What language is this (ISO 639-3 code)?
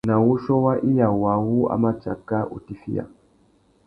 bag